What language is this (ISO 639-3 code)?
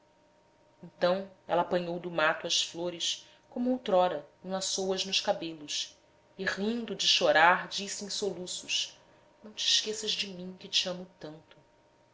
por